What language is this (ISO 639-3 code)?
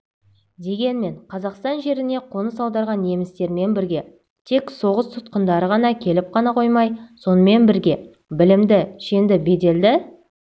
kaz